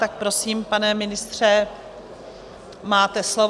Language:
Czech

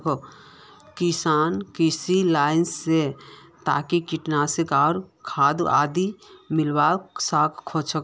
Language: Magahi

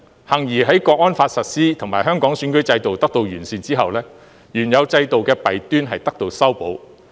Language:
Cantonese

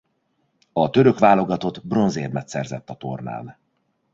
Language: Hungarian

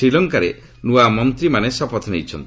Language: Odia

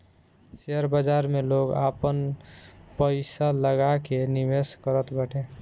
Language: Bhojpuri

